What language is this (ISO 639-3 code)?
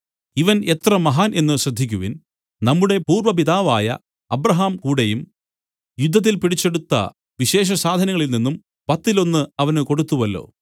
mal